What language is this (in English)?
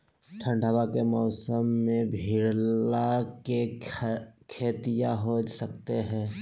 Magahi